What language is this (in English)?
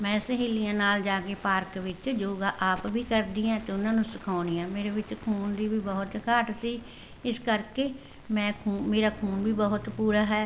Punjabi